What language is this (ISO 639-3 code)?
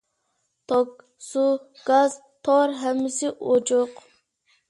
uig